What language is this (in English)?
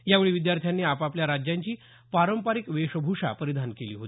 Marathi